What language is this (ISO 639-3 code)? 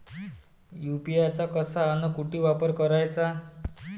mar